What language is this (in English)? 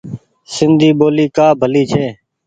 Goaria